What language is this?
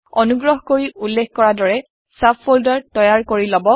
Assamese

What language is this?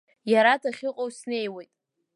Abkhazian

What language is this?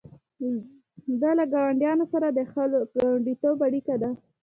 Pashto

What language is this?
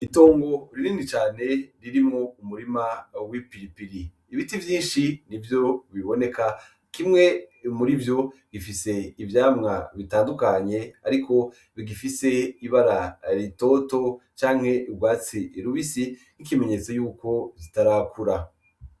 Rundi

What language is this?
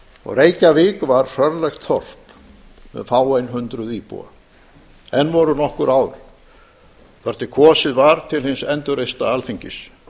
Icelandic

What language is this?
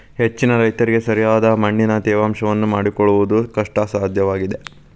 Kannada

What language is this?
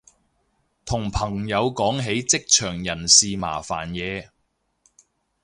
Cantonese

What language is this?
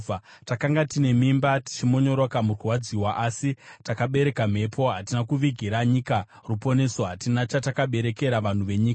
Shona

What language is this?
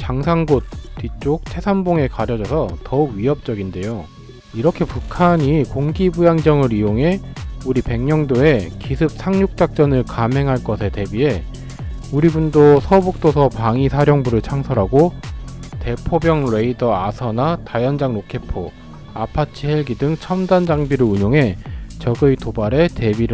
Korean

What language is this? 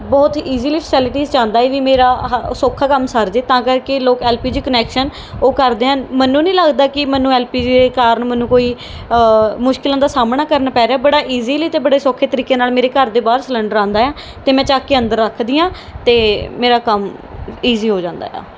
Punjabi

